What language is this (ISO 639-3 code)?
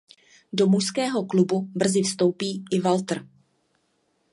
ces